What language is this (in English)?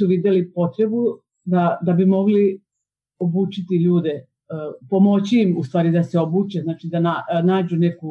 Croatian